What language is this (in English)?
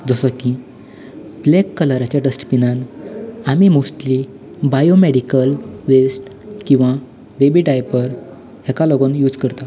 Konkani